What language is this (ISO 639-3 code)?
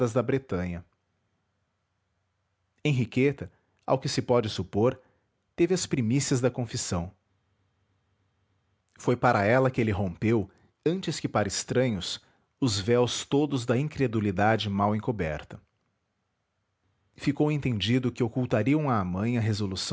por